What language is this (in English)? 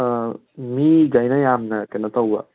Manipuri